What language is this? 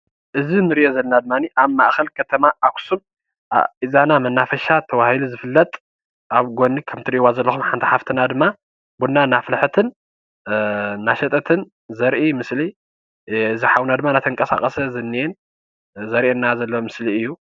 Tigrinya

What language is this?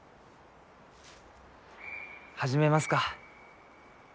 Japanese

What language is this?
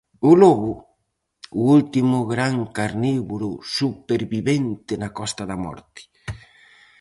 Galician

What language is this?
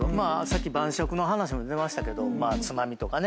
Japanese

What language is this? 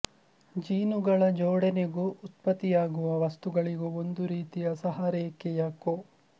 Kannada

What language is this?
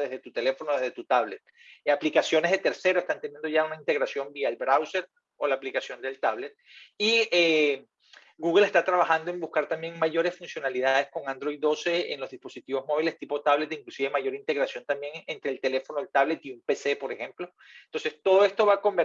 Spanish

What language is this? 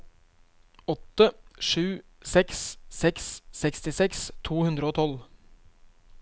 Norwegian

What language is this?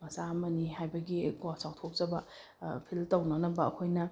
Manipuri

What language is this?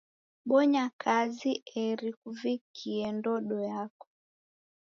Taita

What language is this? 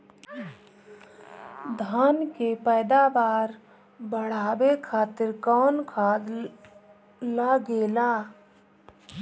Bhojpuri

